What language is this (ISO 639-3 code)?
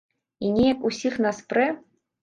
bel